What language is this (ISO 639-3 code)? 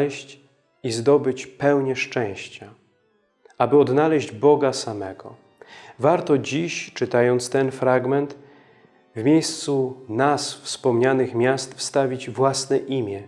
pol